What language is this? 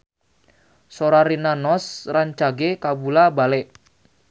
Sundanese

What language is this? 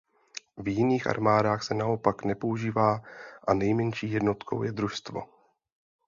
Czech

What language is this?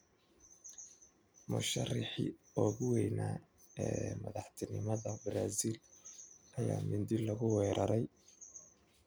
Somali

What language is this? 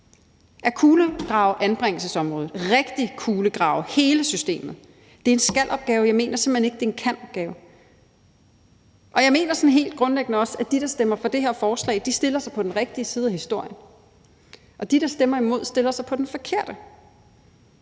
Danish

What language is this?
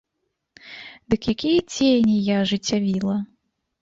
Belarusian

